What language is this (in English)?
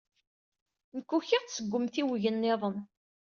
Kabyle